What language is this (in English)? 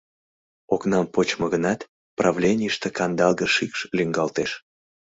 Mari